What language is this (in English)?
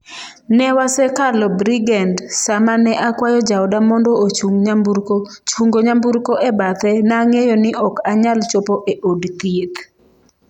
Luo (Kenya and Tanzania)